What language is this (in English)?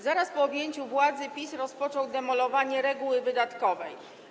Polish